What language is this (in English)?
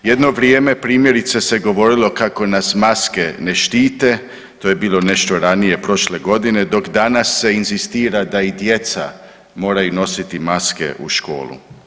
Croatian